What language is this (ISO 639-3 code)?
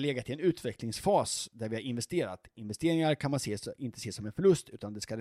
swe